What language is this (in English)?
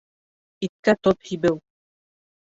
Bashkir